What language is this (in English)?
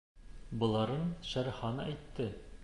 Bashkir